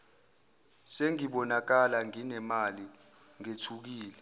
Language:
Zulu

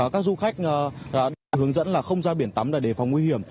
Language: Vietnamese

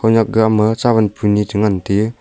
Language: Wancho Naga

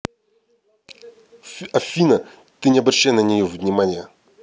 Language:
Russian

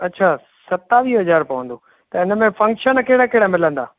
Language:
Sindhi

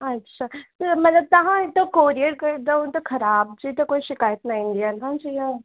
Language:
Sindhi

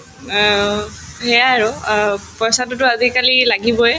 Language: Assamese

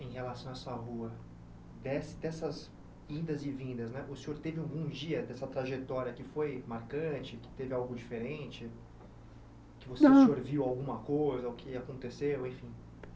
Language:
Portuguese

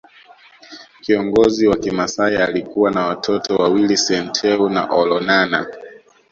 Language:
Swahili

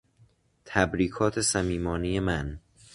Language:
Persian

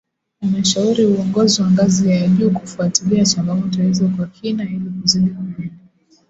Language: Swahili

